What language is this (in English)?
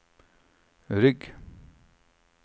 Norwegian